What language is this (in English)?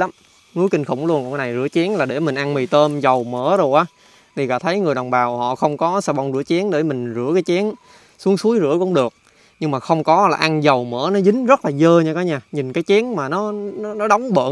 Vietnamese